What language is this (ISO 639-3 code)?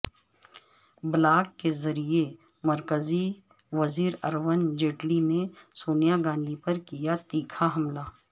urd